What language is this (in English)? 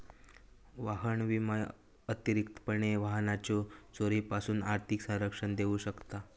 Marathi